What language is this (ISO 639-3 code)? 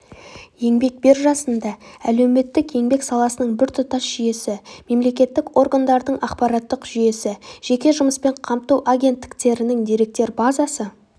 kaz